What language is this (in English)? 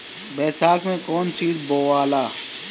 Bhojpuri